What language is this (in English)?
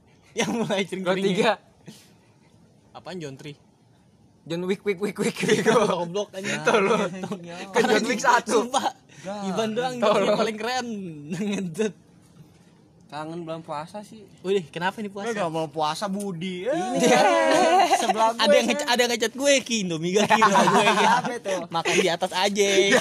Indonesian